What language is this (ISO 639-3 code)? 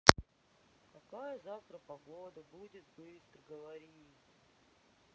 rus